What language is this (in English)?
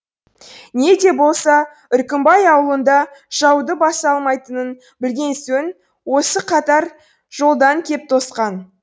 Kazakh